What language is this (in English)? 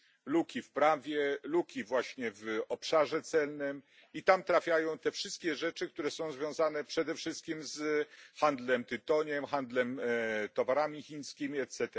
Polish